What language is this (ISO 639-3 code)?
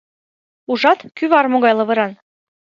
chm